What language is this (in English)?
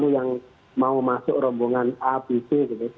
Indonesian